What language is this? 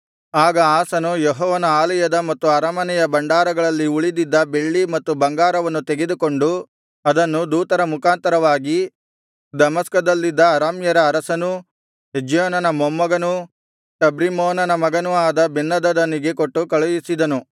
Kannada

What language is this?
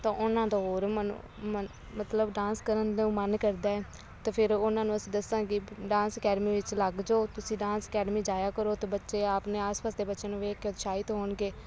Punjabi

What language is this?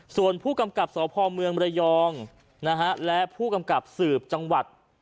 Thai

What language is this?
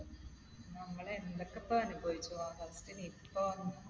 Malayalam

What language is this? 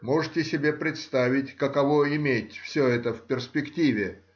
Russian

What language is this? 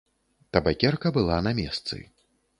Belarusian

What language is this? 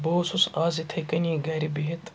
Kashmiri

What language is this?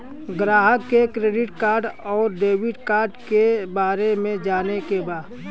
Bhojpuri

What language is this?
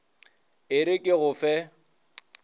Northern Sotho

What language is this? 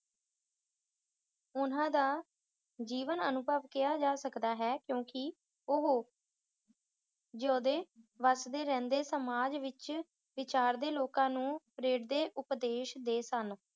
Punjabi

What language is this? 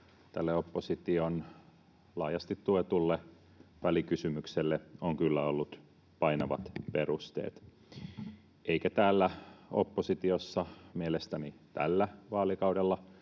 Finnish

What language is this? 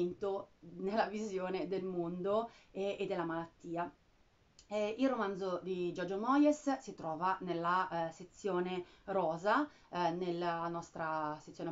Italian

